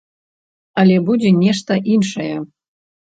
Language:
Belarusian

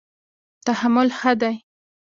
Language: Pashto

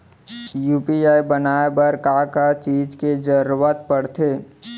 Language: Chhattisgarhi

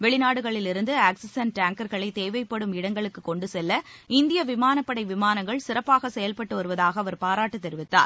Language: Tamil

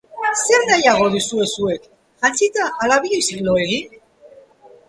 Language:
Basque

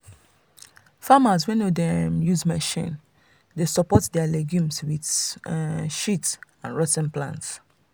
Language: Nigerian Pidgin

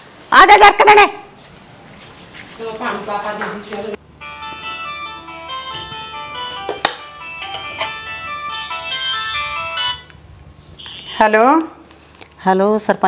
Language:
Punjabi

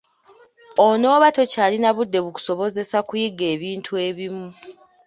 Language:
Ganda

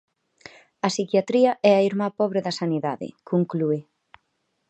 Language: Galician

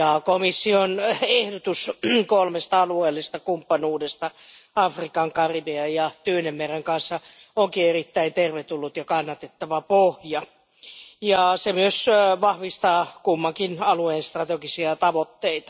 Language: Finnish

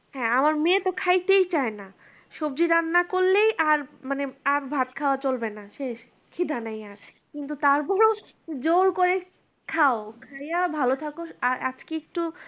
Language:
Bangla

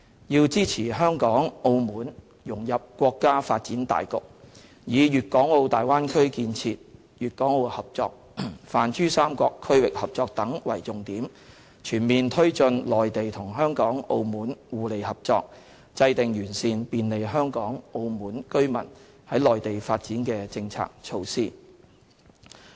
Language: Cantonese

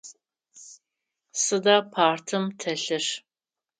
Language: Adyghe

